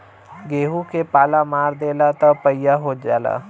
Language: Bhojpuri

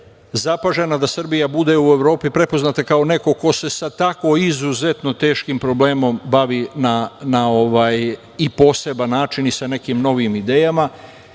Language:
Serbian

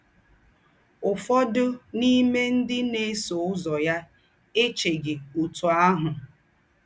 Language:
Igbo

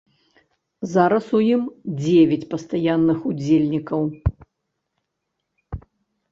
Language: Belarusian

